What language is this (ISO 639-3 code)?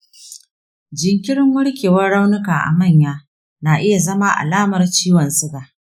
hau